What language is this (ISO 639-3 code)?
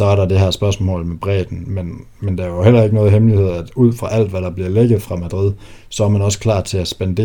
dan